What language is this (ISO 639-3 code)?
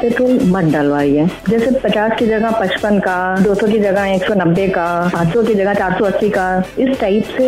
hin